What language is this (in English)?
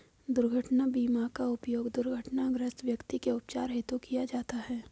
Hindi